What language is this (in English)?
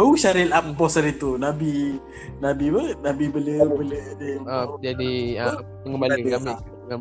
Malay